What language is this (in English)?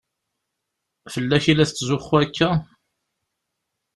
Kabyle